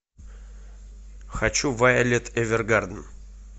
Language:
Russian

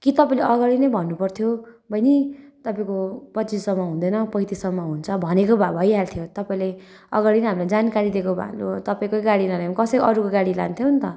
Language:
Nepali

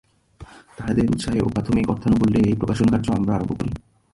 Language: Bangla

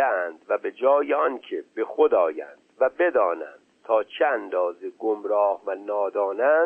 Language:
Persian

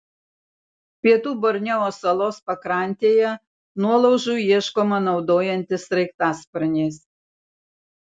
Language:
Lithuanian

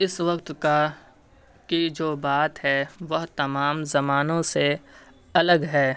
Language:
Urdu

